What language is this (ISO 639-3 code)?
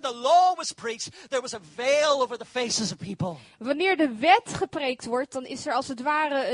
nld